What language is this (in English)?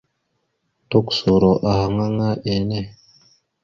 Mada (Cameroon)